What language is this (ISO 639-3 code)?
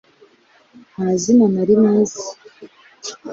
kin